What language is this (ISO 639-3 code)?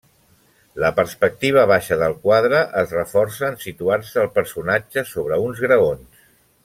cat